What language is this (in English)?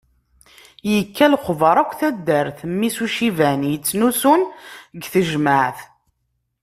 Kabyle